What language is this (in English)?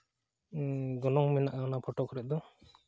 Santali